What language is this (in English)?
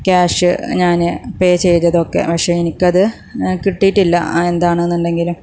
Malayalam